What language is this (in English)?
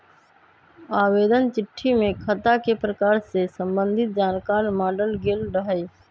Magahi